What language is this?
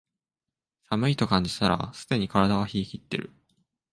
Japanese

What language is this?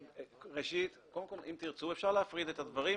Hebrew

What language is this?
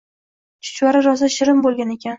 Uzbek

